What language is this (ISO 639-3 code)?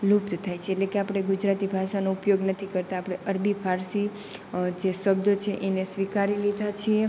guj